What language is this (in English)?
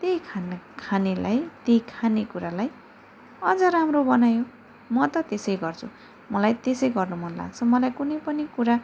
Nepali